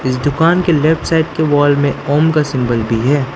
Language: Hindi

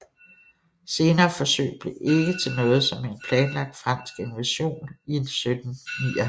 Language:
Danish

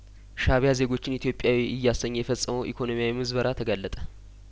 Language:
Amharic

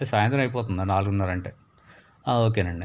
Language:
Telugu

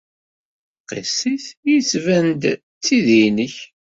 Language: Kabyle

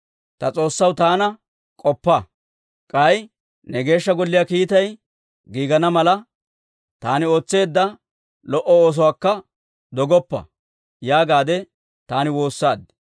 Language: Dawro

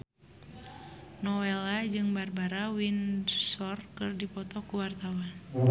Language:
Sundanese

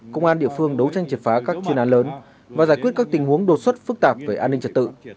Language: Vietnamese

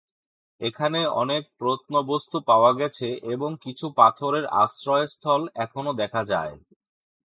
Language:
Bangla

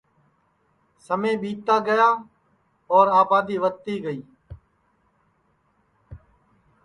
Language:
Sansi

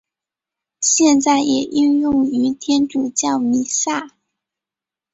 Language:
Chinese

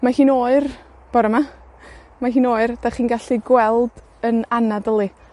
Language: Welsh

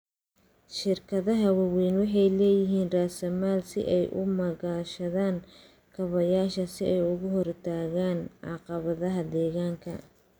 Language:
Somali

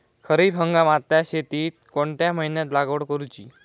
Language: Marathi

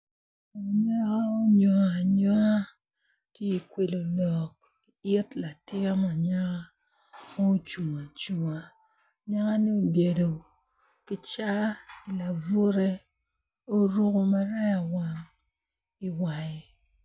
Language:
Acoli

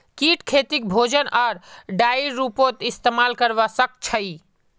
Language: Magahi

